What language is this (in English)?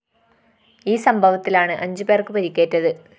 Malayalam